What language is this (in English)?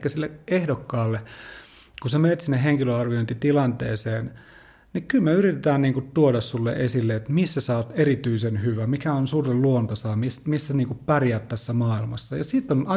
Finnish